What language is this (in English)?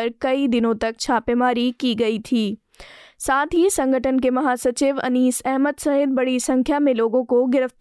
Hindi